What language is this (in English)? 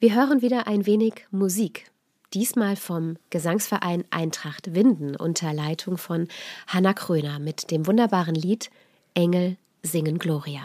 German